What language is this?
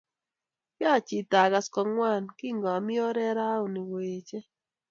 Kalenjin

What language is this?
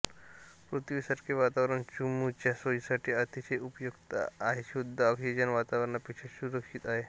Marathi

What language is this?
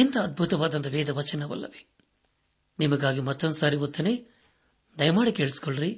Kannada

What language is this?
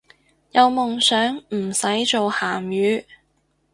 Cantonese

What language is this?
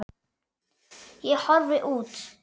Icelandic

